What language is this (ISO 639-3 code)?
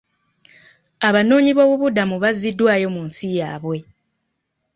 lug